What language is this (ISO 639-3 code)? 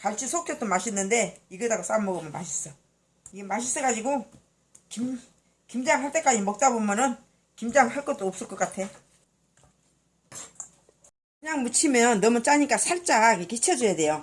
kor